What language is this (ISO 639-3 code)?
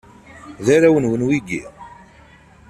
kab